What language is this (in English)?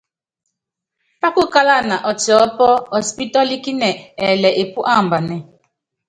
Yangben